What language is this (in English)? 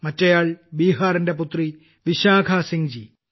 Malayalam